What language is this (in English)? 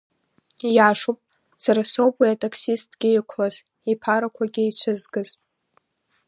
Abkhazian